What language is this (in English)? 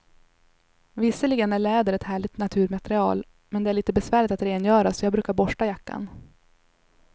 Swedish